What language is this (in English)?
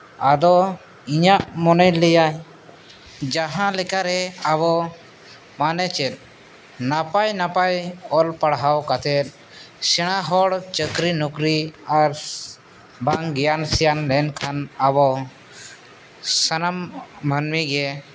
Santali